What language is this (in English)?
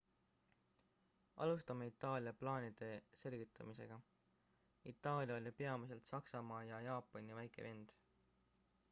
Estonian